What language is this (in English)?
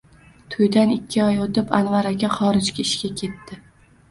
Uzbek